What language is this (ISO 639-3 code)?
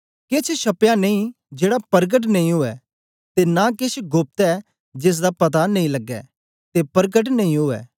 doi